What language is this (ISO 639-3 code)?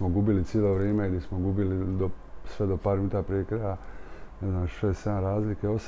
hrv